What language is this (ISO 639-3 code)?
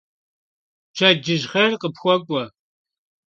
kbd